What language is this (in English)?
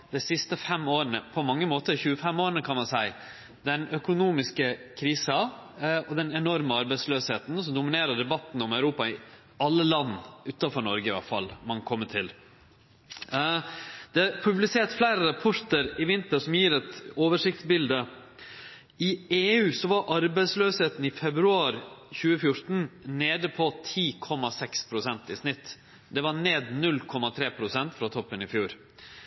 Norwegian Nynorsk